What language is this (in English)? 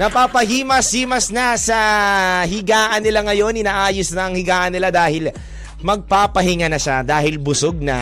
Filipino